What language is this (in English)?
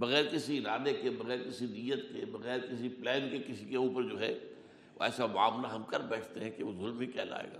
Urdu